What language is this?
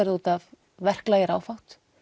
Icelandic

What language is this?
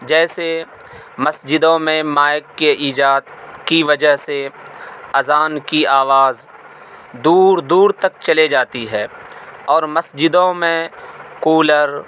Urdu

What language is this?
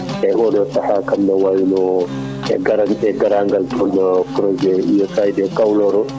Fula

